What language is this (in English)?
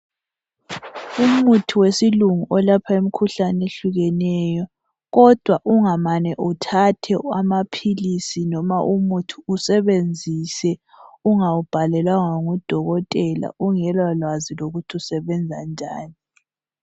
North Ndebele